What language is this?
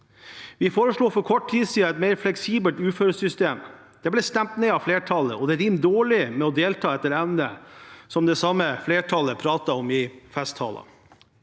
Norwegian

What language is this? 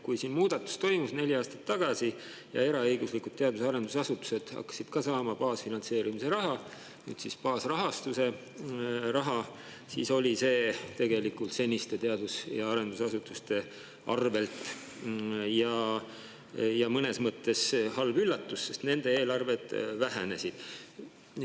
Estonian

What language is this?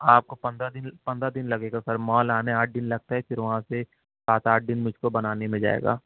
Urdu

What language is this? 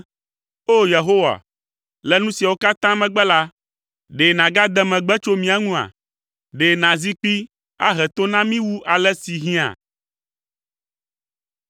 Ewe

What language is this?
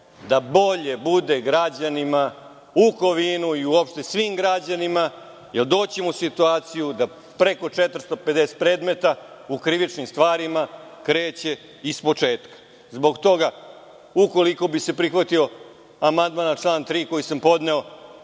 Serbian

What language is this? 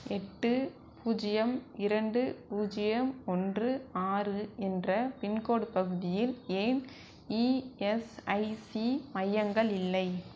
Tamil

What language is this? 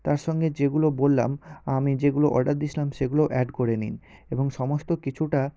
Bangla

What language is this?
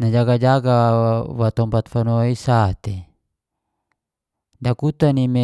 Geser-Gorom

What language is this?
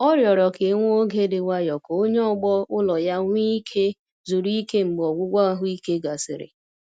Igbo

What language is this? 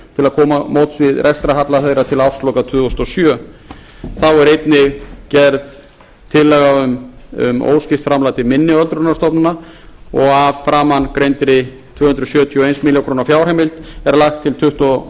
Icelandic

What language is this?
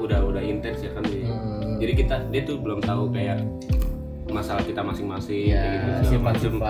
Indonesian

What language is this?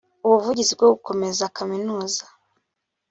Kinyarwanda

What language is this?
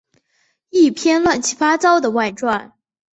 Chinese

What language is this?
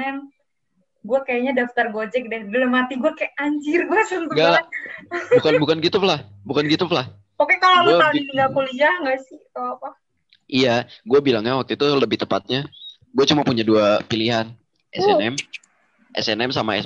Indonesian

